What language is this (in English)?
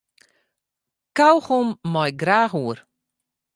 Western Frisian